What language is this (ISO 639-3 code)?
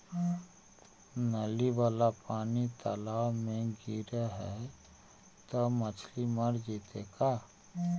mag